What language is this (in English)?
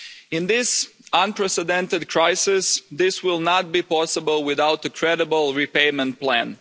English